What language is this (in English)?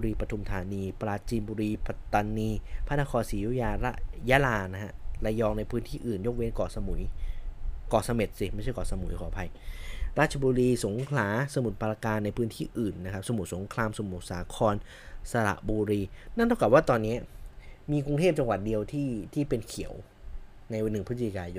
Thai